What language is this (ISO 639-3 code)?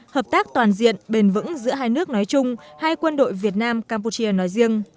vie